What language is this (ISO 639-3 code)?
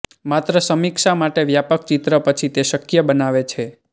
guj